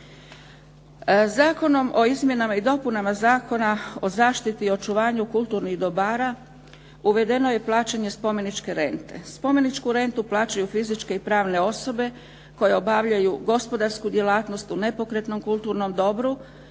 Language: Croatian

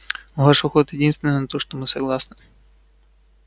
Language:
Russian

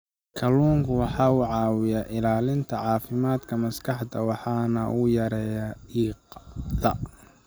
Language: Somali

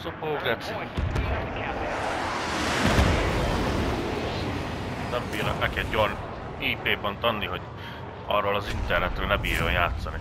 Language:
Hungarian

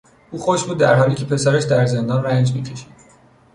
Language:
Persian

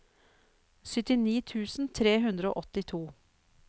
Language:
Norwegian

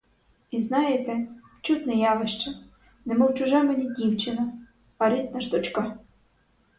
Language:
Ukrainian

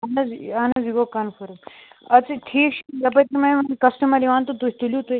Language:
Kashmiri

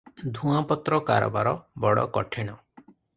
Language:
Odia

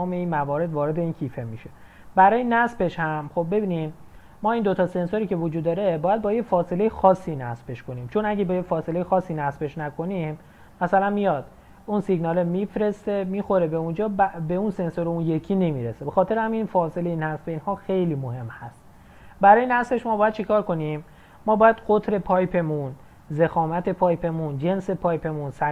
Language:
Persian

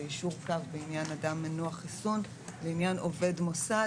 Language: Hebrew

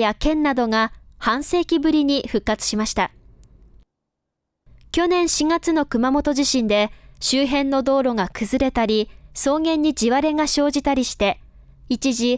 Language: Japanese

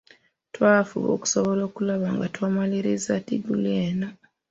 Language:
Ganda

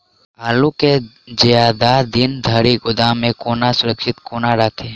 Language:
Maithili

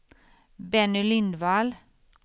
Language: Swedish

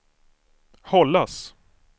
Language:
Swedish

